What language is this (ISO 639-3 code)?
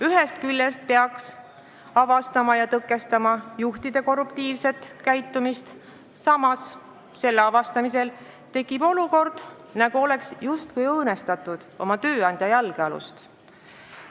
est